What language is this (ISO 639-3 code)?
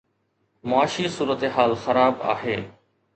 snd